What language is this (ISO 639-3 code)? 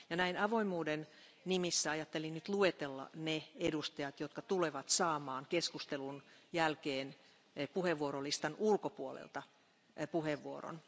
fin